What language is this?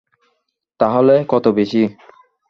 Bangla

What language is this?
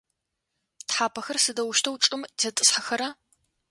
Adyghe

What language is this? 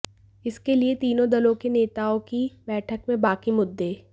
Hindi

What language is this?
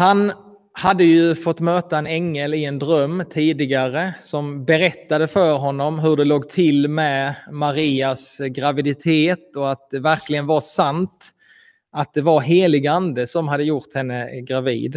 Swedish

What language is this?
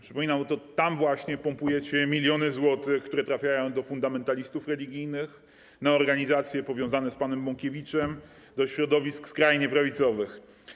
Polish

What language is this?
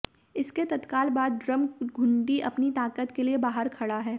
Hindi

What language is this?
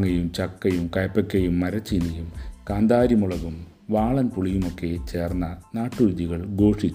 Malayalam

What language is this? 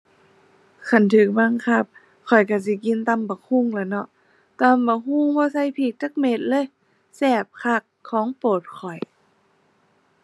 Thai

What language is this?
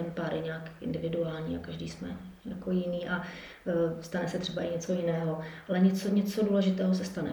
Czech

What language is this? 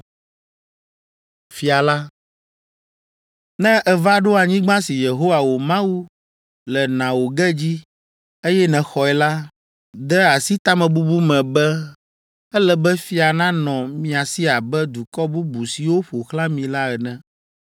Ewe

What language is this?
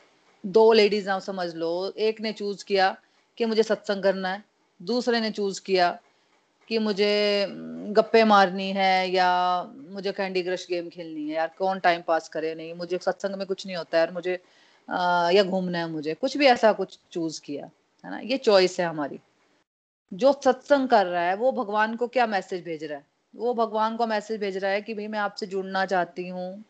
Hindi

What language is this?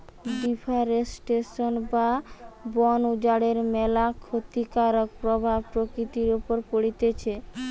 Bangla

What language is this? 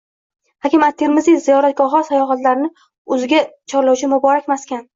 Uzbek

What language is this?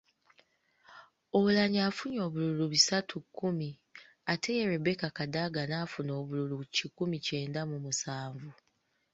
Ganda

